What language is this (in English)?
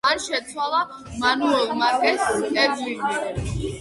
Georgian